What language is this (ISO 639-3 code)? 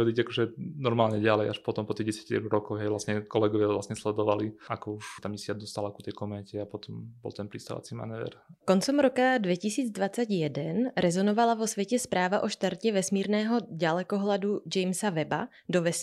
slk